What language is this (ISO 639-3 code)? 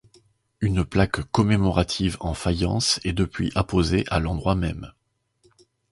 fra